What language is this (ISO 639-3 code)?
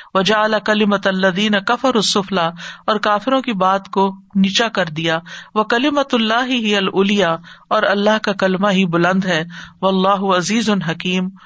urd